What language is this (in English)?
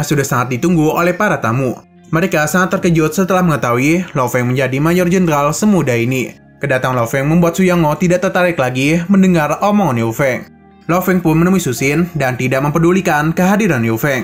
Indonesian